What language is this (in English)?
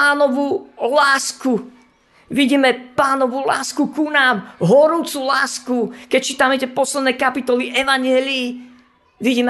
Slovak